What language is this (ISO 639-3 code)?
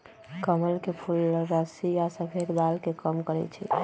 mag